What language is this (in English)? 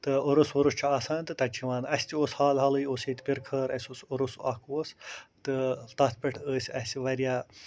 Kashmiri